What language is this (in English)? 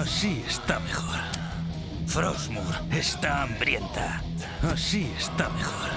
Spanish